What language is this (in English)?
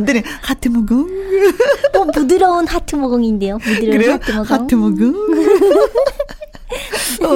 Korean